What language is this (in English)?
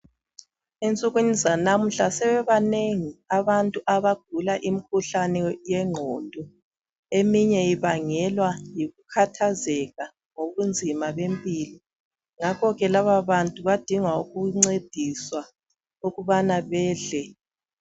North Ndebele